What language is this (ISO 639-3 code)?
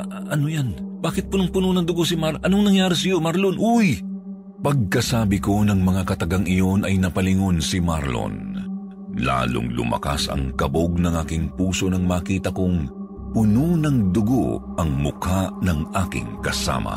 fil